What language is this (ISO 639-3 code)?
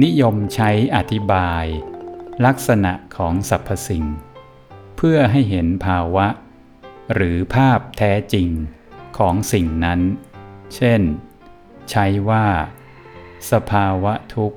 tha